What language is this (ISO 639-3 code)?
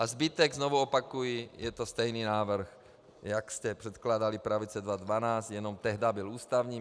ces